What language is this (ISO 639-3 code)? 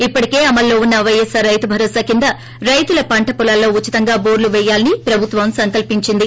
tel